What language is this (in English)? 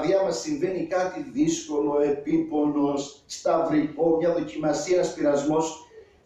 Greek